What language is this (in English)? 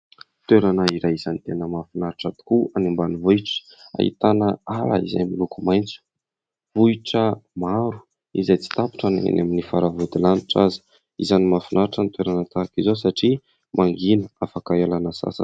Malagasy